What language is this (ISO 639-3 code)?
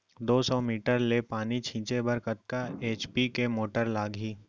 hne